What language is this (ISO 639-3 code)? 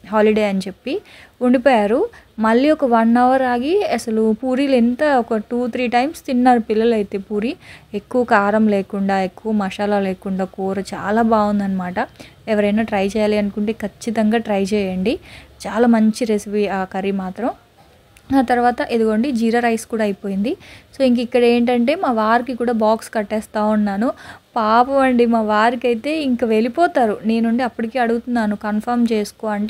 tel